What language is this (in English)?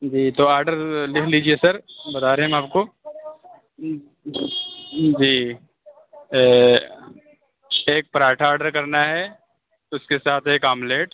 Urdu